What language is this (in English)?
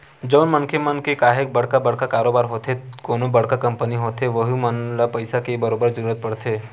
Chhattisgarhi